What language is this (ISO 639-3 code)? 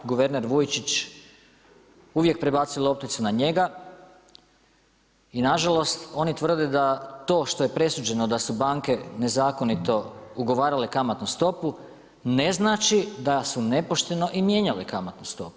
hrv